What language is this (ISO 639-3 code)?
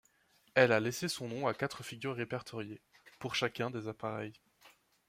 fra